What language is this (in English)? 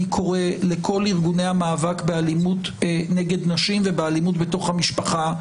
Hebrew